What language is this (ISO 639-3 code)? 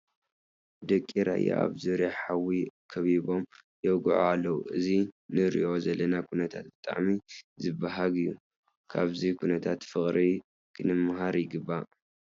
tir